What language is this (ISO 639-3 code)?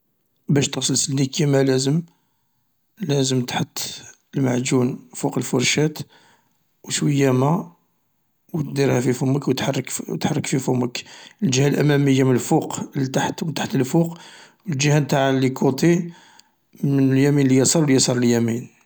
arq